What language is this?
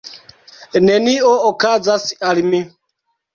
Esperanto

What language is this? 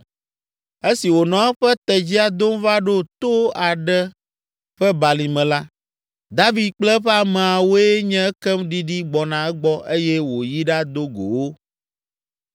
Ewe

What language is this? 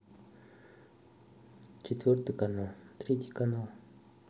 Russian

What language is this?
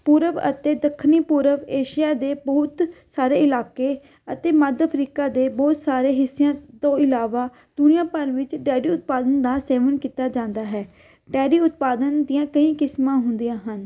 Punjabi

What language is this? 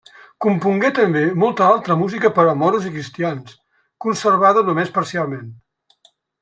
Catalan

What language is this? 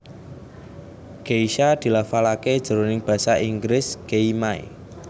Javanese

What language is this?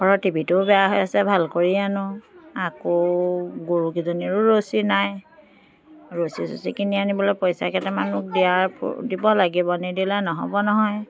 Assamese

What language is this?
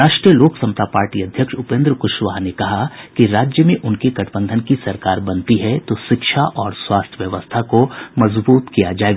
Hindi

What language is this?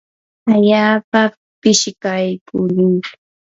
Yanahuanca Pasco Quechua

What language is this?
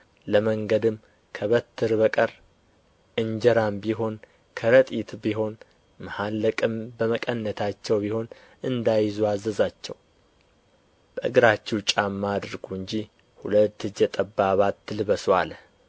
Amharic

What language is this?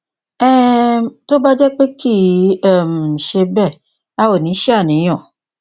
Yoruba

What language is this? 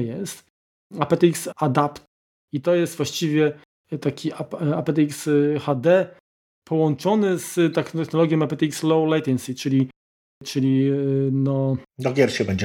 Polish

